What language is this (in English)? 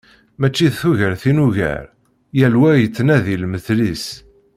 Kabyle